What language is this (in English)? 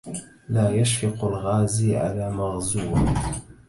Arabic